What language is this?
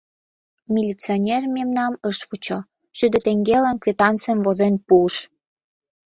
Mari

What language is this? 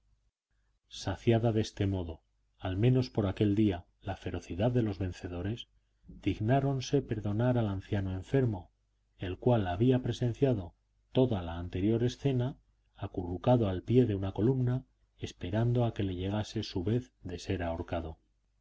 Spanish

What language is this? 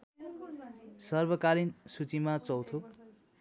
Nepali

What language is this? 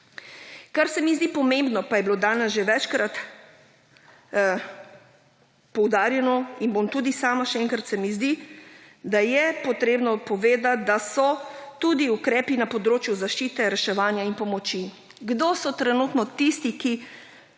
Slovenian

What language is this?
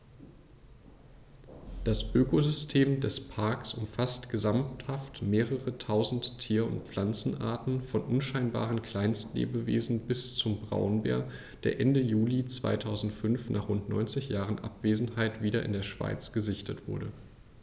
German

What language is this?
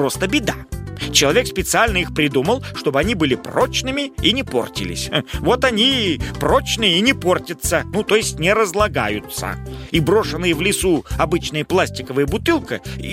Russian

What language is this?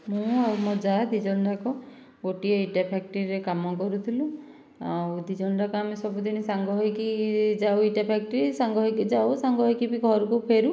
Odia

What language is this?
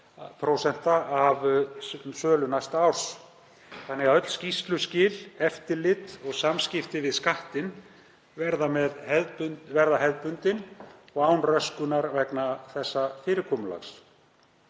Icelandic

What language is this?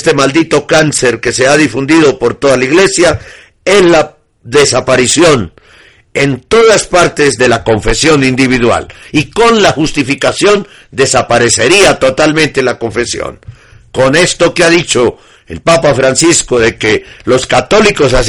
Spanish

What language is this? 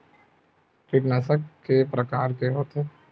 Chhattisgarhi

